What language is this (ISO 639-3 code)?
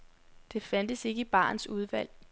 dan